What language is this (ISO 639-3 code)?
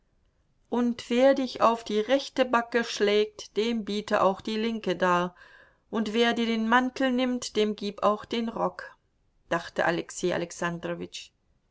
deu